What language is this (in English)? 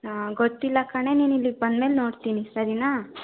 Kannada